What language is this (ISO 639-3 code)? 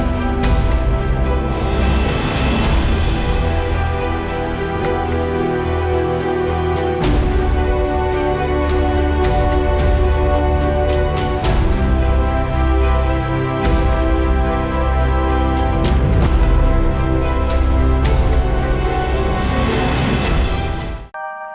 ind